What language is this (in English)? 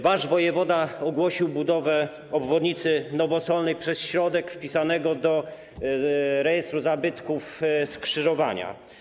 Polish